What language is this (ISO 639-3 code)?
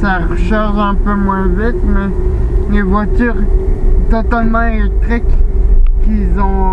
fra